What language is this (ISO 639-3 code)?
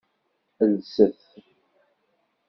kab